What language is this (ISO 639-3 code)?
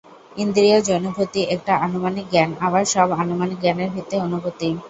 ben